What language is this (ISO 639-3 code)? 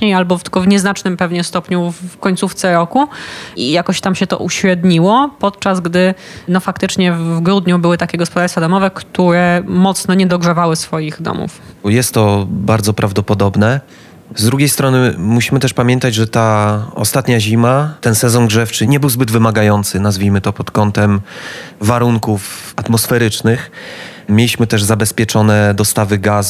pol